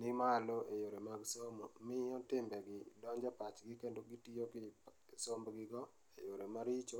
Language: Luo (Kenya and Tanzania)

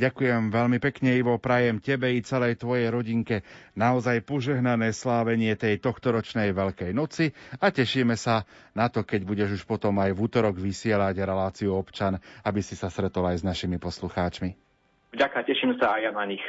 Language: Slovak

